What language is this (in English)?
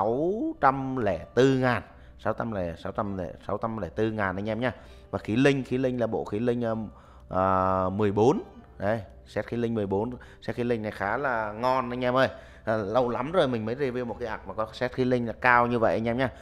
Vietnamese